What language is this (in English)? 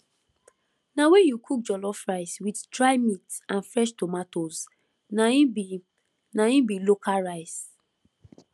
Nigerian Pidgin